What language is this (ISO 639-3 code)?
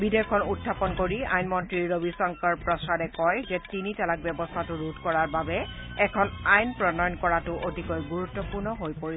asm